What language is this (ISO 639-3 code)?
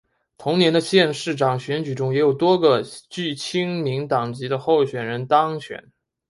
zho